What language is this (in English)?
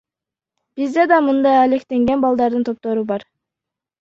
Kyrgyz